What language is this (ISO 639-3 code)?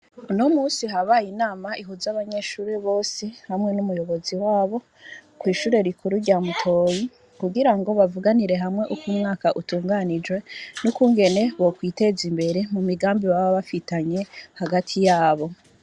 run